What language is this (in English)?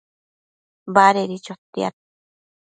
Matsés